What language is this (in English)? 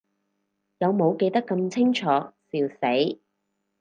Cantonese